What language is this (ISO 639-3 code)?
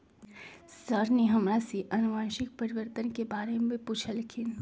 mag